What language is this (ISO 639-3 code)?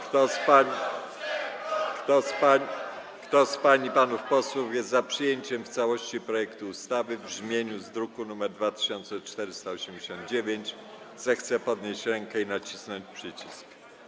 pol